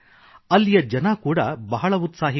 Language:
Kannada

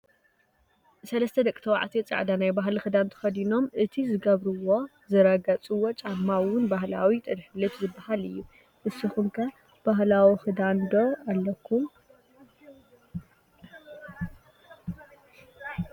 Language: Tigrinya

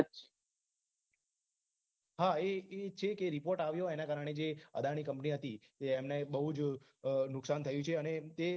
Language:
Gujarati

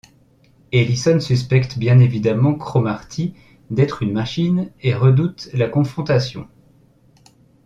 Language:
French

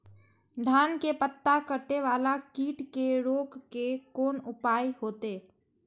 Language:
Maithili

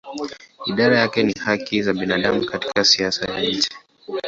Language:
Swahili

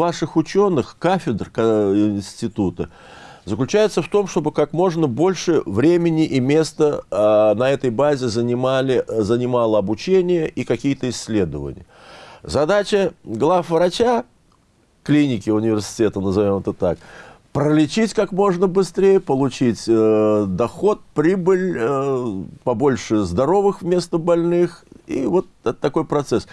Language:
Russian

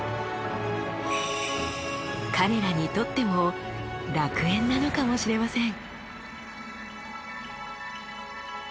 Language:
Japanese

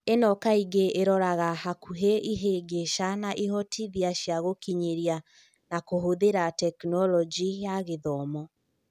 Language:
Kikuyu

